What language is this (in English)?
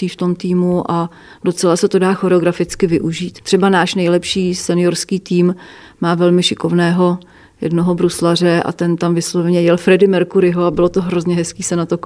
Czech